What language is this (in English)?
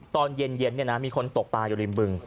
Thai